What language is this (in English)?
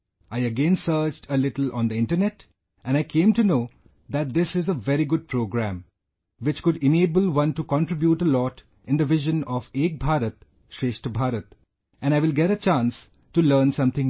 English